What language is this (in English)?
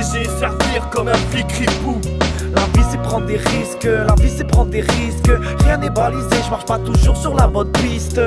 French